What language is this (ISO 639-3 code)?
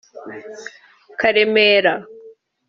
kin